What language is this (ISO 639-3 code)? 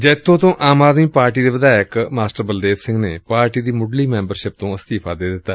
pan